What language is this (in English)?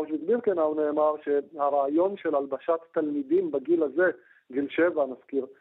Hebrew